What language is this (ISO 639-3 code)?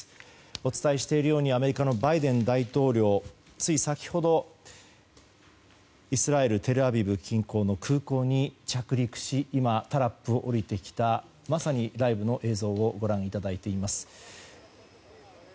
jpn